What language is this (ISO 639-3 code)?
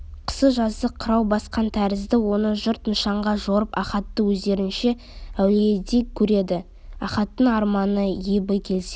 kaz